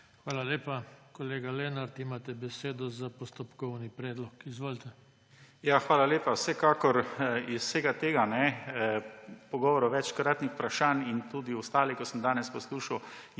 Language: Slovenian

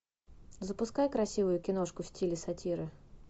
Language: Russian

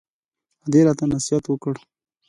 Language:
Pashto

